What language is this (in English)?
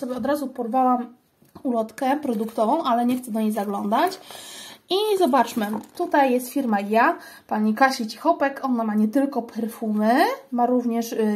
Polish